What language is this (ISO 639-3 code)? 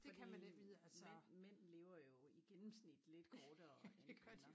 dan